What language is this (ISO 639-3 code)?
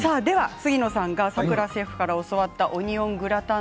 jpn